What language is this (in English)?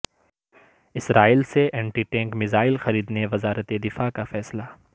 Urdu